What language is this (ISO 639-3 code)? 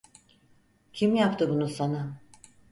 tur